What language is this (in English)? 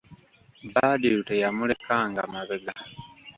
Ganda